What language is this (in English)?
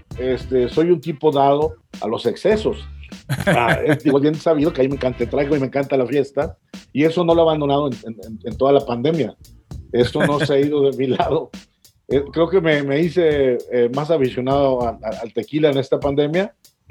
Spanish